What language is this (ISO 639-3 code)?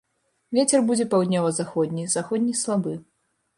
bel